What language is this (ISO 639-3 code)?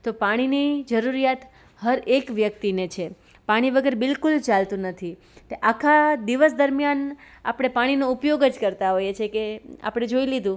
guj